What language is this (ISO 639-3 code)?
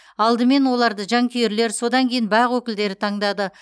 kaz